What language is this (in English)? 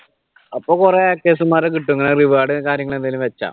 Malayalam